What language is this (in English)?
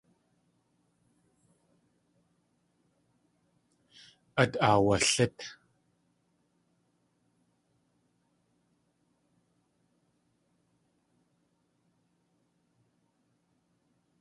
Tlingit